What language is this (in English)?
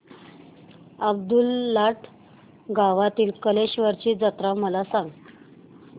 Marathi